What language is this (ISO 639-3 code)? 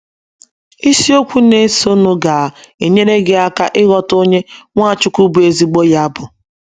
ibo